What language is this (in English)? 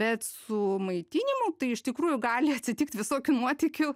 Lithuanian